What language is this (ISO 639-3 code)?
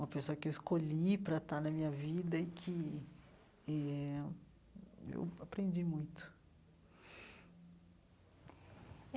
por